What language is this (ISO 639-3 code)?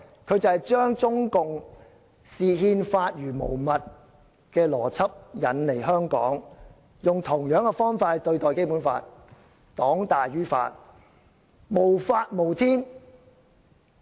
yue